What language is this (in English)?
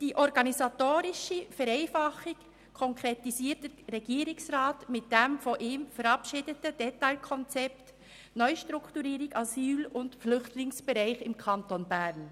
Swiss German